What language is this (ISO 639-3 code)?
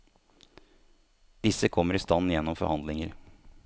nor